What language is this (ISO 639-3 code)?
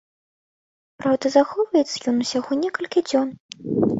bel